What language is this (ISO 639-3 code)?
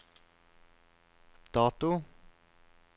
nor